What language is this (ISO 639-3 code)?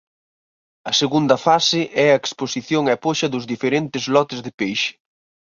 glg